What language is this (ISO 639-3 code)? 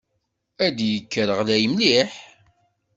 kab